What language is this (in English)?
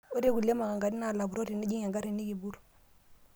Masai